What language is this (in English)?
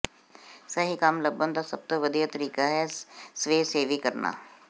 Punjabi